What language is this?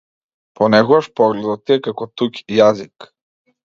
Macedonian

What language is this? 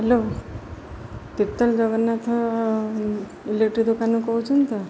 Odia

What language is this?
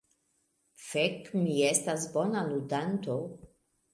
Esperanto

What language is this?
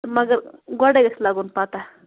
Kashmiri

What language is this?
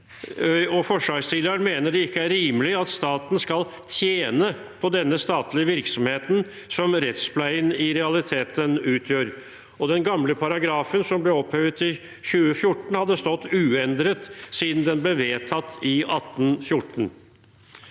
Norwegian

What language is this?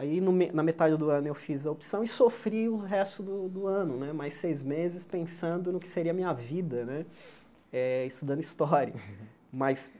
Portuguese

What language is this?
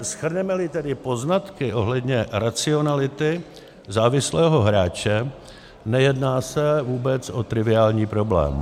Czech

